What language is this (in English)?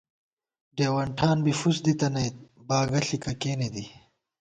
Gawar-Bati